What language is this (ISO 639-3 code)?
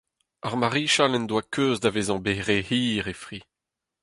bre